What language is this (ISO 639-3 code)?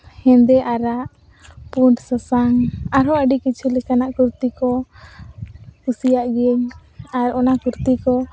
sat